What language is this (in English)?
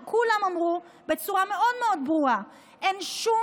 Hebrew